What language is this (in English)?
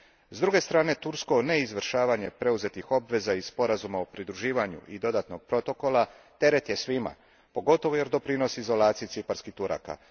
Croatian